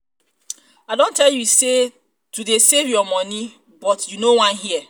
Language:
Nigerian Pidgin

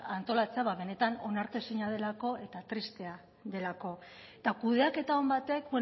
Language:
Basque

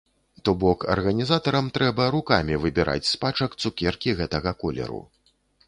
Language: Belarusian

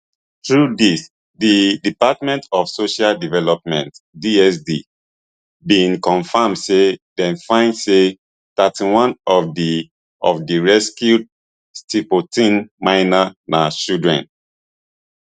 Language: Nigerian Pidgin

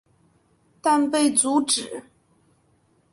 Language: Chinese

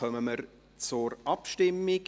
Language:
Swiss German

